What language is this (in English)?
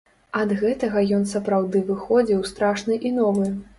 Belarusian